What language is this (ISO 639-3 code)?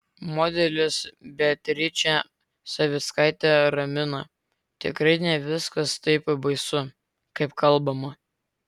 lit